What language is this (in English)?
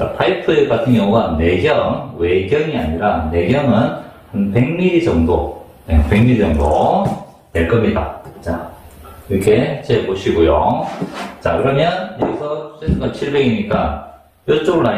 Korean